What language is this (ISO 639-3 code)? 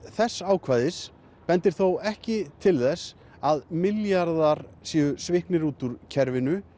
isl